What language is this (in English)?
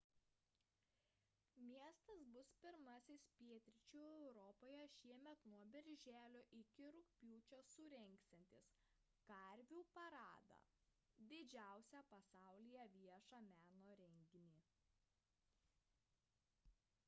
Lithuanian